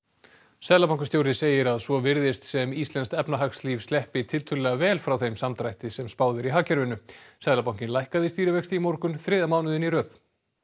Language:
Icelandic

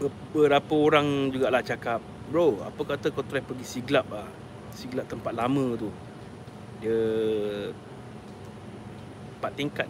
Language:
Malay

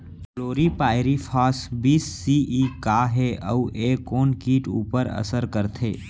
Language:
Chhattisgarhi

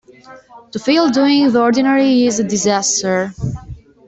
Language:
English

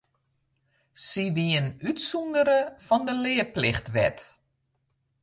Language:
Western Frisian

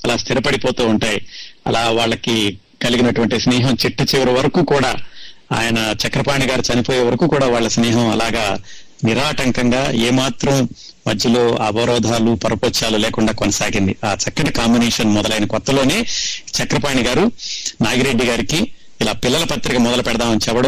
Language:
Telugu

